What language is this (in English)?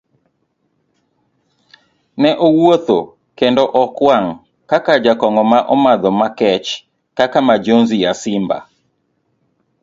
Luo (Kenya and Tanzania)